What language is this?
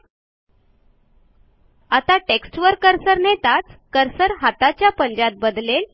Marathi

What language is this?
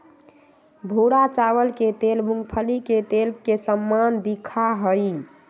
Magahi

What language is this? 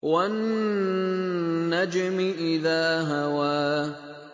Arabic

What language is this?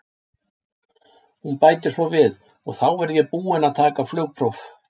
Icelandic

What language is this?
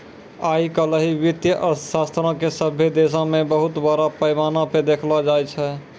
Maithili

